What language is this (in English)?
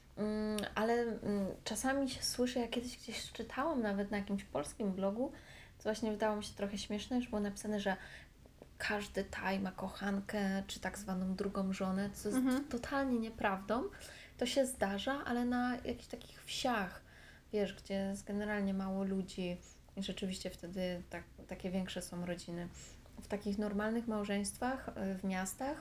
Polish